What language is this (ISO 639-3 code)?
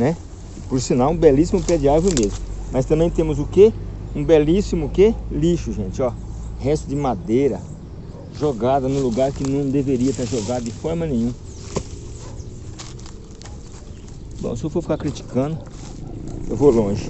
por